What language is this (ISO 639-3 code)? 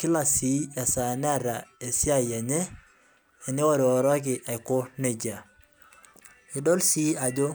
mas